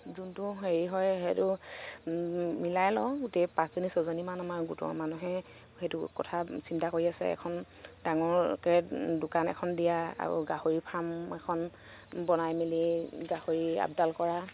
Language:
Assamese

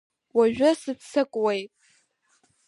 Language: Abkhazian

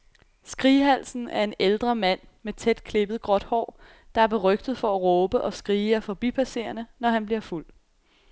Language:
Danish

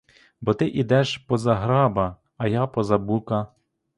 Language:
Ukrainian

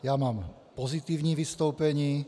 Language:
Czech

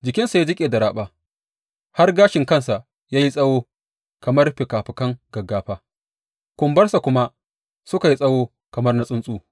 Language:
Hausa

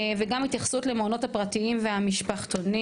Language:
Hebrew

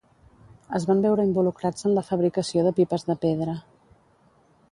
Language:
Catalan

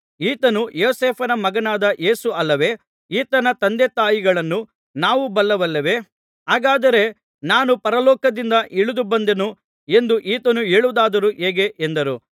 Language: Kannada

